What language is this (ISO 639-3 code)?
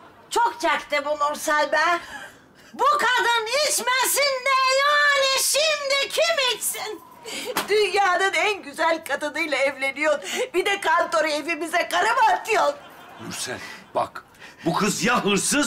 tur